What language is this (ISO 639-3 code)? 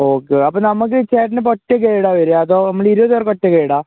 mal